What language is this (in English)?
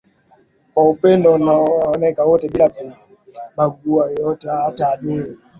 Swahili